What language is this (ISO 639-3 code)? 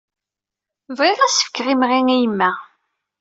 kab